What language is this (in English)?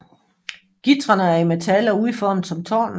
Danish